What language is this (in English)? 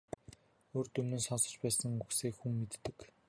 Mongolian